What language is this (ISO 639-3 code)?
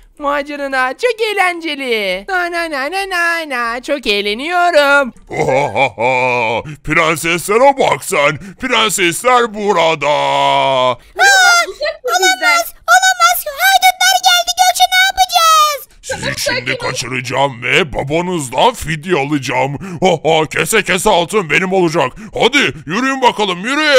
tur